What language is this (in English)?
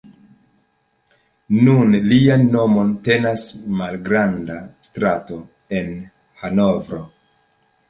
Esperanto